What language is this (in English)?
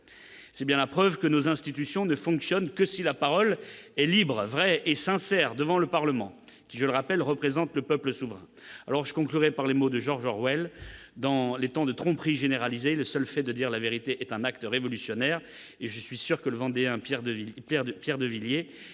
French